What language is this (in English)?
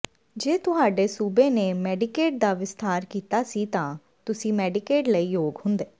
Punjabi